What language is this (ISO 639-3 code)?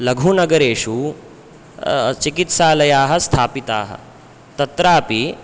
san